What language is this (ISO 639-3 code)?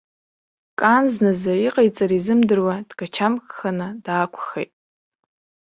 abk